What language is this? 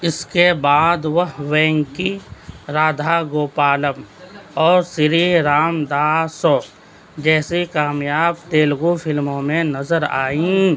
Urdu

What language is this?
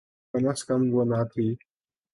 Urdu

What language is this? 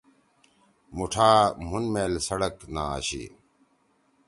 Torwali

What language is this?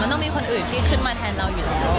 Thai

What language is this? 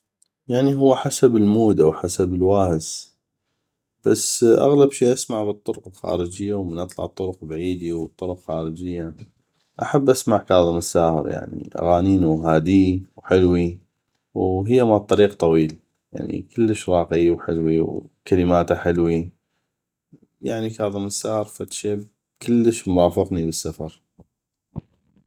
North Mesopotamian Arabic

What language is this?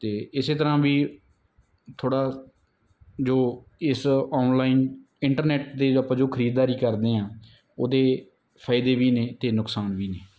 Punjabi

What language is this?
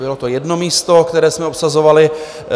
Czech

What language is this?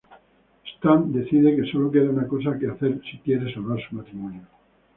Spanish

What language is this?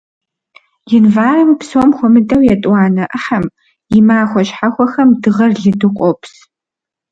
Kabardian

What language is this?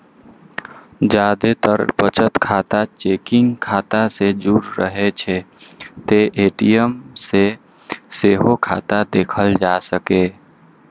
Maithili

